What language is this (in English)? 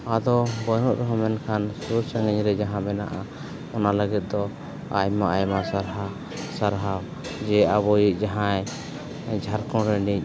Santali